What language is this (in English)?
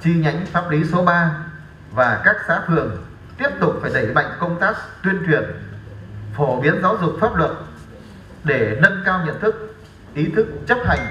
Vietnamese